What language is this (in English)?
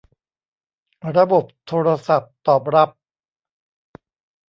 Thai